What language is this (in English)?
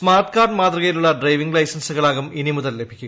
Malayalam